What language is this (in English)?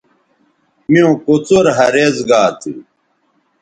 Bateri